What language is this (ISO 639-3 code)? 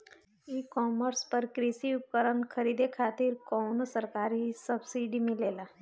bho